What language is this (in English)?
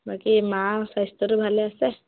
Assamese